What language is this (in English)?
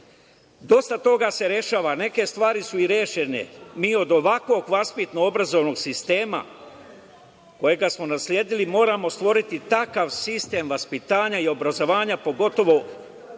Serbian